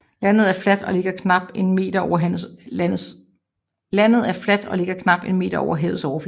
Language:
Danish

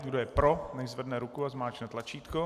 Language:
Czech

